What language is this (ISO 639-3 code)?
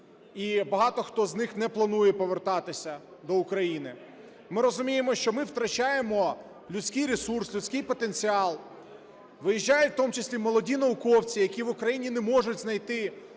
ukr